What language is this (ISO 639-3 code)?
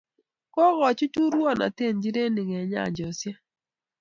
kln